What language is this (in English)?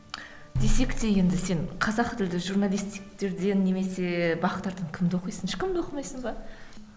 Kazakh